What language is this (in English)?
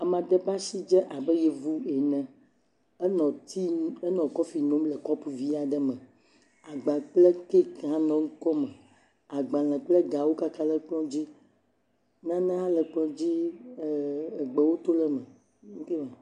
Ewe